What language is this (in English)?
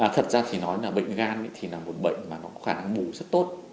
Vietnamese